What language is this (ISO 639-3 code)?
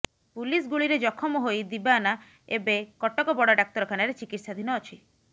ori